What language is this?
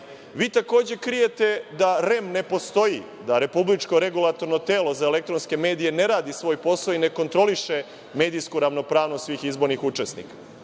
Serbian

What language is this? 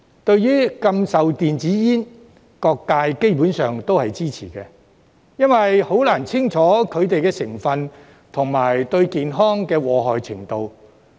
Cantonese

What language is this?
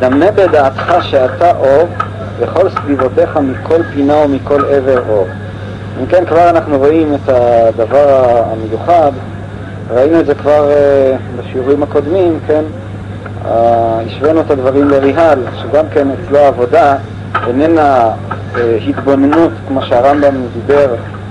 Hebrew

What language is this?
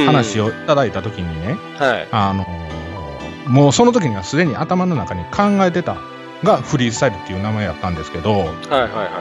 Japanese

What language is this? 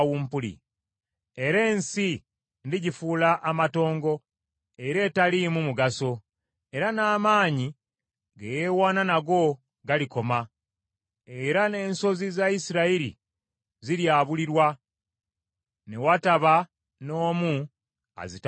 Ganda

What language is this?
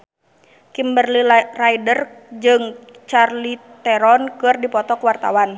Sundanese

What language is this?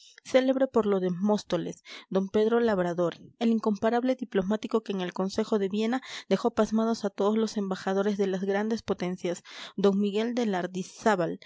Spanish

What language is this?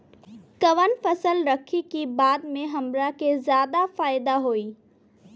Bhojpuri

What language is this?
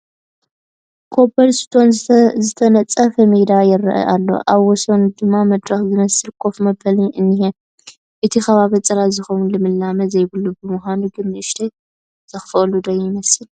Tigrinya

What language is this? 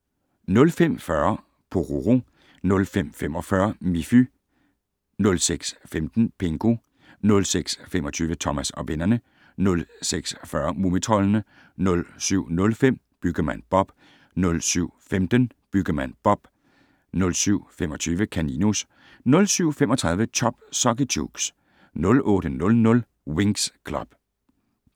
Danish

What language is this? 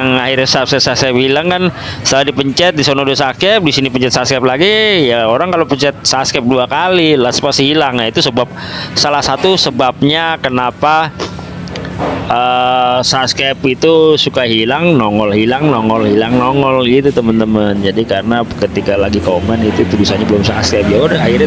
Indonesian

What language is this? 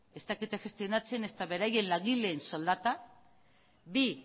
Basque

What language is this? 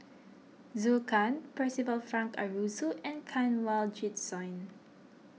English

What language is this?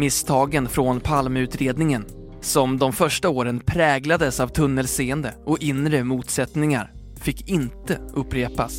Swedish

